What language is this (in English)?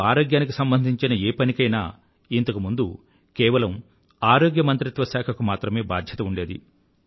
Telugu